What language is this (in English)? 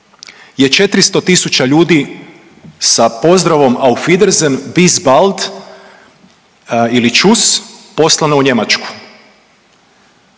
Croatian